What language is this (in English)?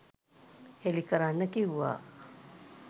Sinhala